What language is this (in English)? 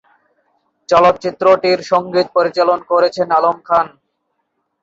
Bangla